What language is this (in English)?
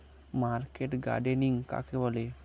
Bangla